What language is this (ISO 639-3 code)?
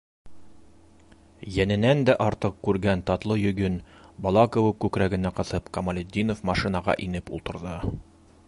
bak